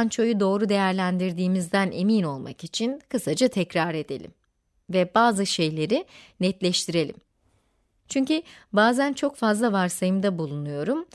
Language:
Turkish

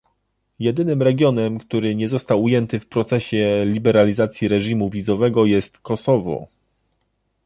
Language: Polish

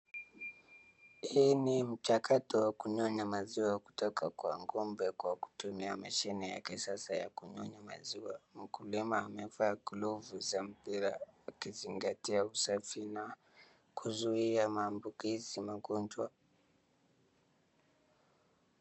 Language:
Swahili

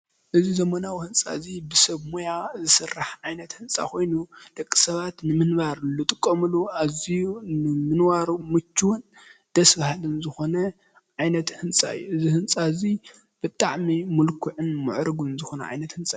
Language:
Tigrinya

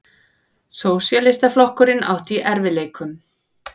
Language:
Icelandic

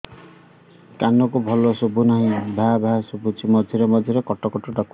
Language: Odia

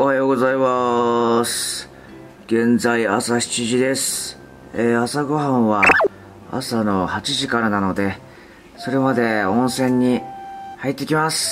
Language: Japanese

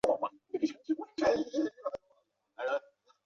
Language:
Chinese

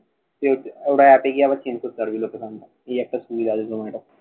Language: Bangla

